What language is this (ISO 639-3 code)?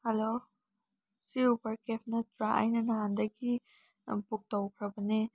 mni